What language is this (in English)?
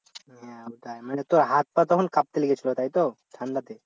Bangla